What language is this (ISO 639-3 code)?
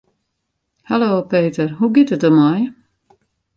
fry